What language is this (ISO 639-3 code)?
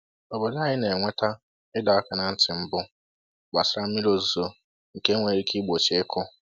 ibo